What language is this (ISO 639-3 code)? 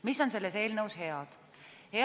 est